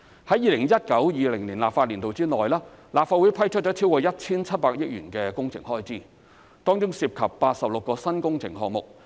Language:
Cantonese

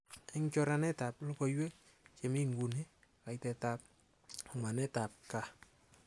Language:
Kalenjin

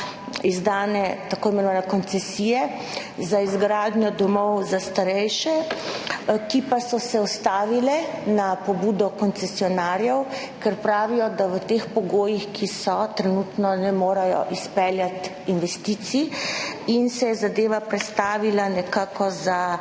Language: Slovenian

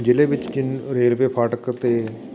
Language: Punjabi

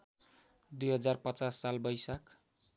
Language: Nepali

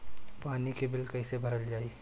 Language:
Bhojpuri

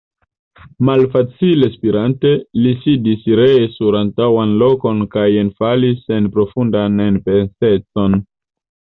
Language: Esperanto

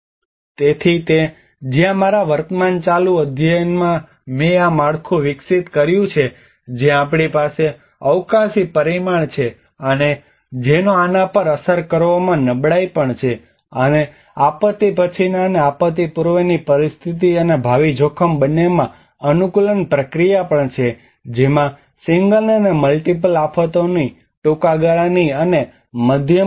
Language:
Gujarati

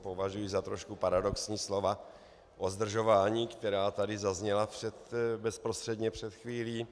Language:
Czech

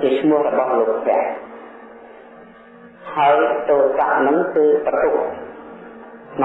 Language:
Vietnamese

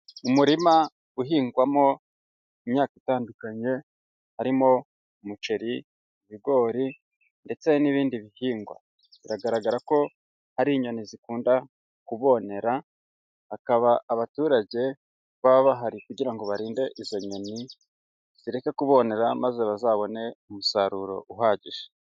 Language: Kinyarwanda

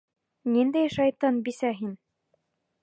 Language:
Bashkir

